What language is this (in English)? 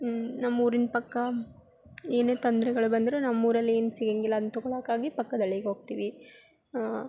Kannada